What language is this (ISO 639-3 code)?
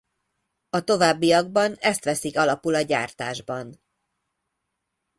hun